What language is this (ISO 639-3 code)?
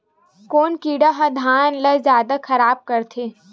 hne